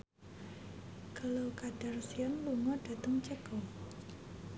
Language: Javanese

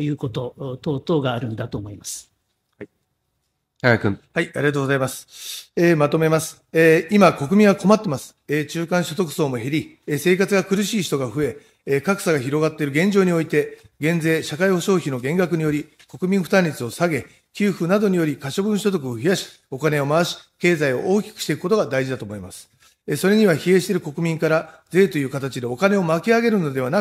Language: Japanese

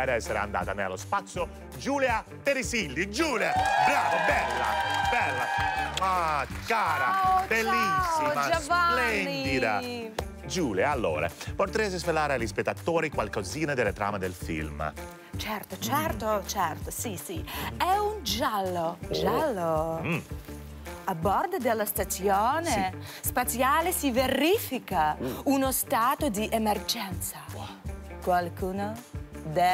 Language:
Italian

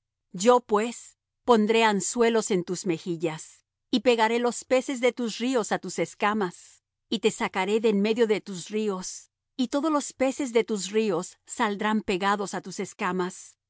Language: Spanish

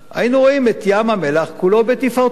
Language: Hebrew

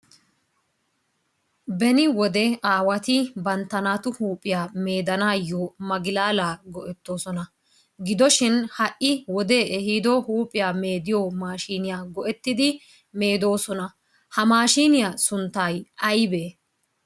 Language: Wolaytta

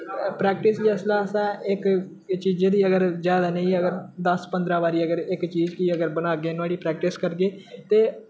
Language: Dogri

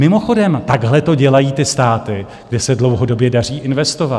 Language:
Czech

